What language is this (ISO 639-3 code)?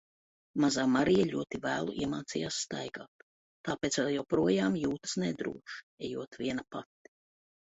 lav